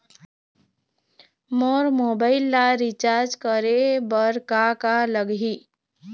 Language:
Chhattisgarhi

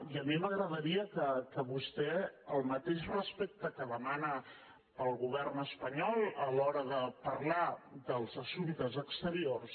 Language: Catalan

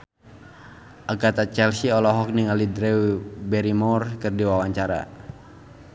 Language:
Sundanese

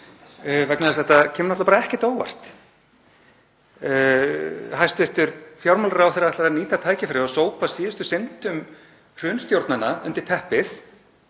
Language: Icelandic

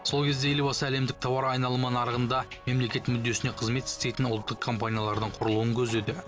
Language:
Kazakh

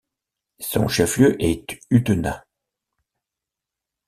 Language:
French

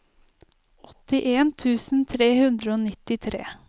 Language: Norwegian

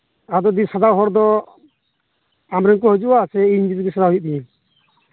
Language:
Santali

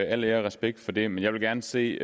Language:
Danish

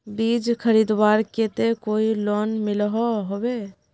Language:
Magahi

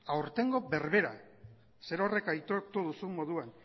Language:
Basque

